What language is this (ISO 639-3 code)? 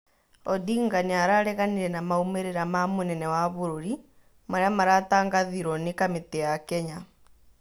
kik